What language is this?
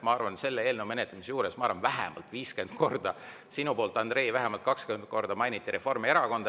Estonian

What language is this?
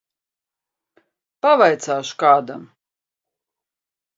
Latvian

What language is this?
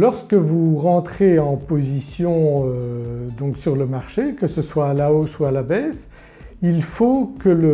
French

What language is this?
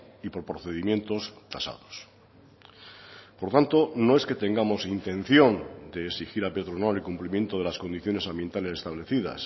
Spanish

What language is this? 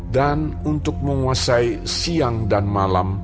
Indonesian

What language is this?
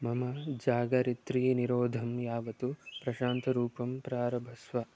Sanskrit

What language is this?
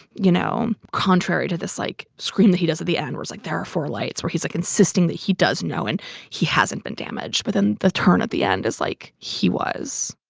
English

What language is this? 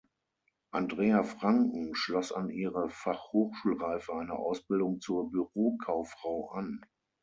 German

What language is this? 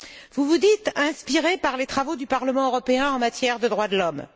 French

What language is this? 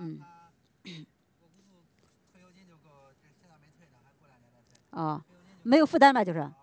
Chinese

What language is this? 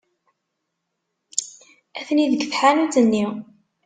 Kabyle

